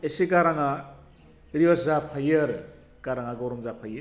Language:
Bodo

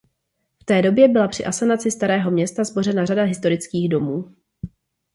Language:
Czech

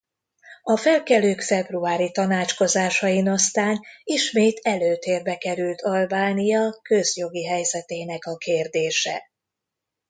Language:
Hungarian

